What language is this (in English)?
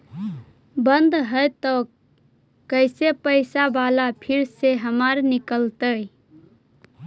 Magahi